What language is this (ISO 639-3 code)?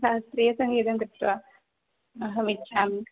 san